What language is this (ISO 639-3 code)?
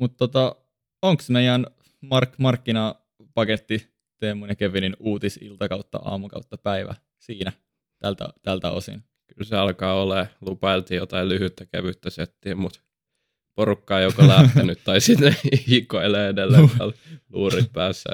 fin